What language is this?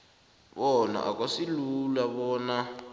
South Ndebele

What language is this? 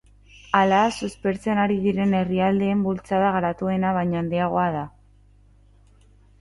Basque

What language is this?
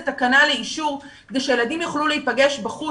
Hebrew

